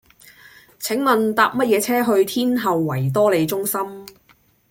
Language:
Cantonese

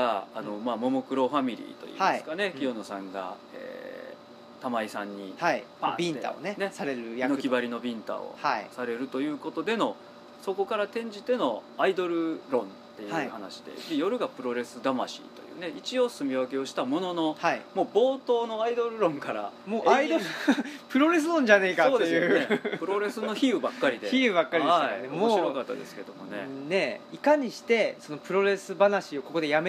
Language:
Japanese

